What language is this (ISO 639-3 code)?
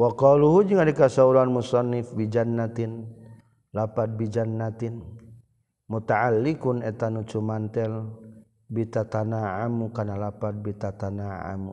msa